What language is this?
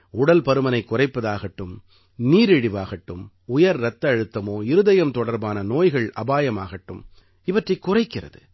Tamil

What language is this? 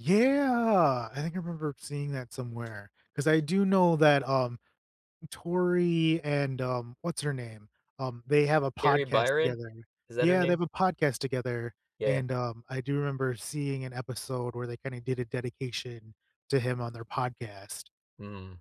English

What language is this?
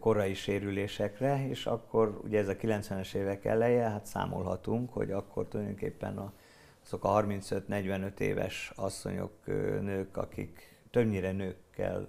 Hungarian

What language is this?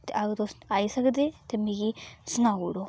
Dogri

